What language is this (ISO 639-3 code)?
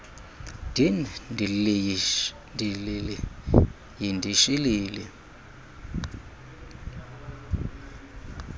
xho